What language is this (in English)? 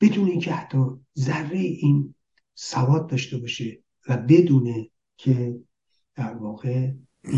Persian